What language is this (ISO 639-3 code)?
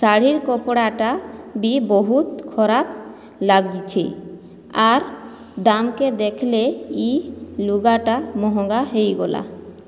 ori